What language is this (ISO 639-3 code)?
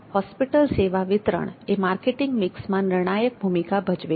guj